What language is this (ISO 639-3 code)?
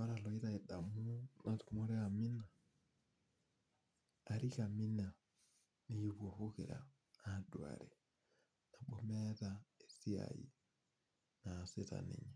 mas